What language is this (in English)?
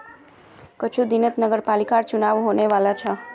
Magahi